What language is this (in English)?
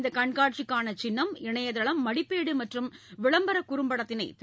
Tamil